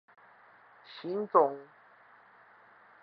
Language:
Min Nan Chinese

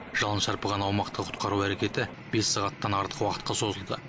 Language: Kazakh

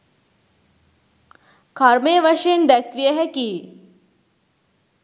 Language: Sinhala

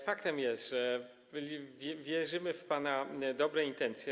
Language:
Polish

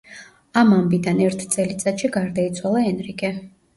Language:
Georgian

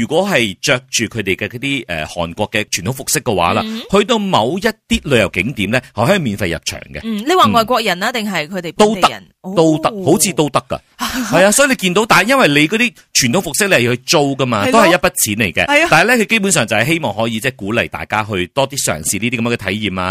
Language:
Chinese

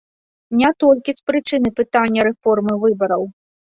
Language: Belarusian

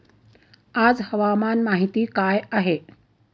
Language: Marathi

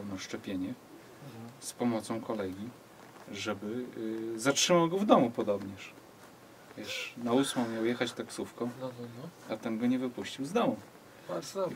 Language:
Polish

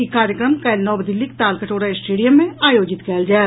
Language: Maithili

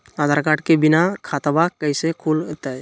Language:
Magahi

